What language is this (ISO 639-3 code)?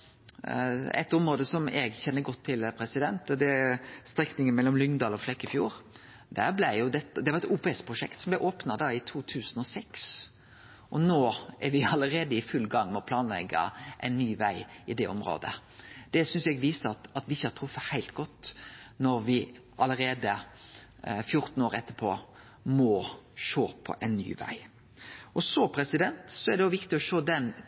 nno